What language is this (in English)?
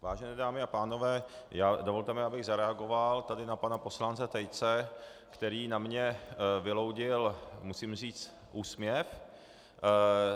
Czech